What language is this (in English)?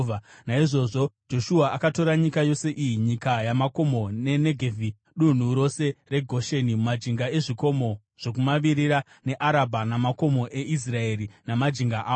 Shona